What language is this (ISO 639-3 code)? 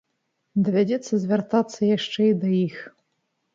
bel